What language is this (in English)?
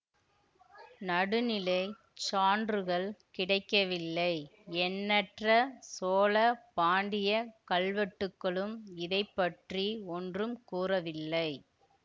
Tamil